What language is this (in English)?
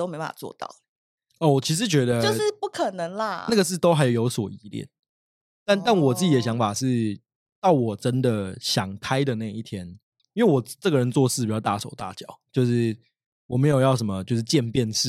Chinese